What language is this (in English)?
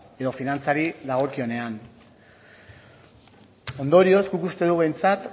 Basque